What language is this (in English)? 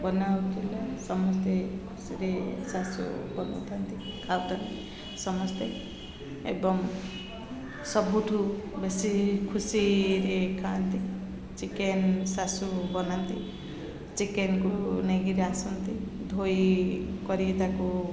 Odia